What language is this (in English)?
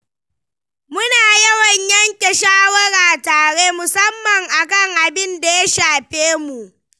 Hausa